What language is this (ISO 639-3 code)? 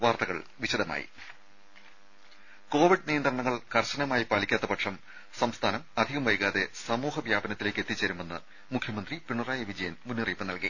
mal